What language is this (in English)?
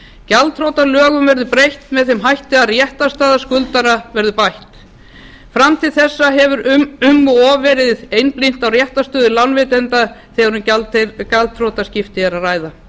Icelandic